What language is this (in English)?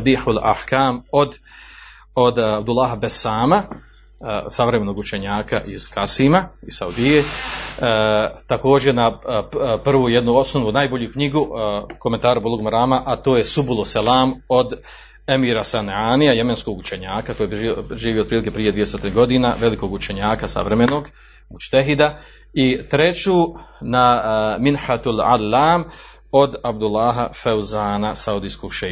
Croatian